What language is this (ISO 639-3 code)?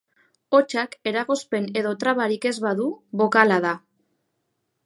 eus